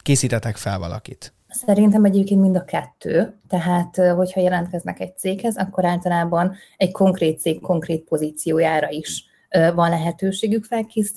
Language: Hungarian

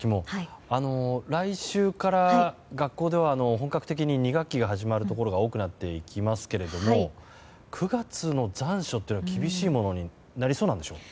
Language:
Japanese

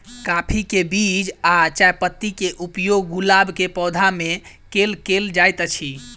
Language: Maithili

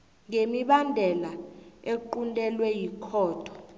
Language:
South Ndebele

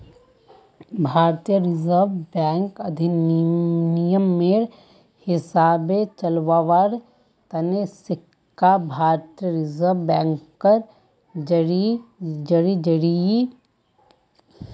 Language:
Magahi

